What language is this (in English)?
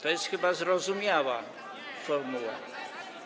Polish